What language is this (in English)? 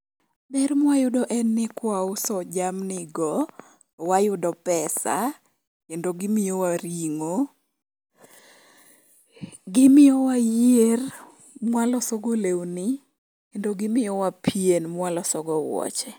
Luo (Kenya and Tanzania)